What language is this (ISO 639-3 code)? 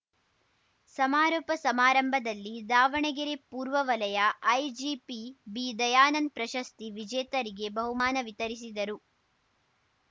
kan